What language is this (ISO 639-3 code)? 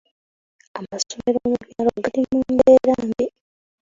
lug